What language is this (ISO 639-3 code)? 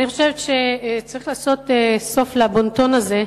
heb